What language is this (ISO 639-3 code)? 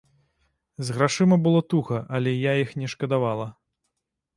bel